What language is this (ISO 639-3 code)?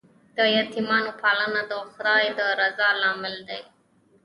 pus